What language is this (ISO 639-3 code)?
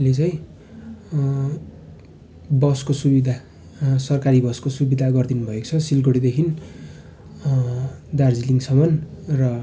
nep